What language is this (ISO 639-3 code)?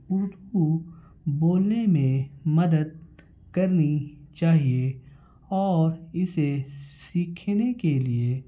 urd